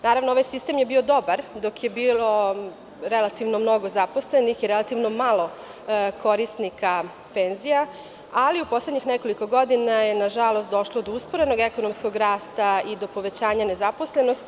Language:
Serbian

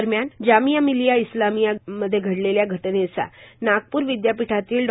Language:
Marathi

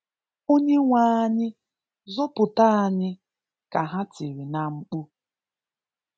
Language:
Igbo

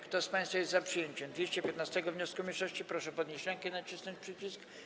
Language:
Polish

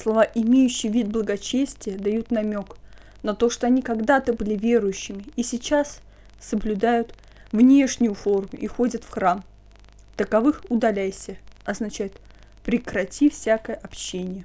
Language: Russian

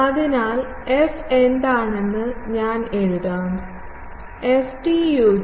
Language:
Malayalam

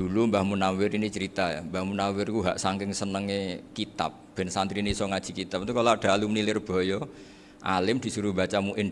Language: Indonesian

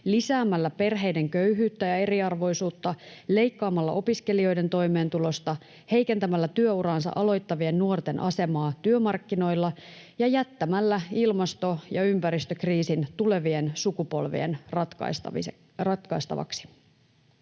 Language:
Finnish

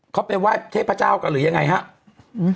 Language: Thai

